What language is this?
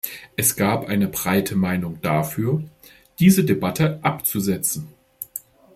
German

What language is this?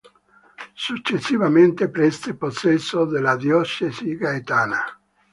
Italian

